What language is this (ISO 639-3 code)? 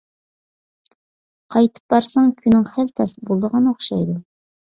uig